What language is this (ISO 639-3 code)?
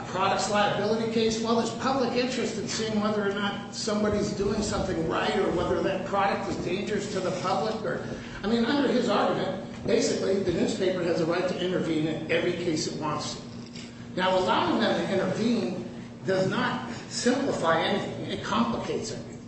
eng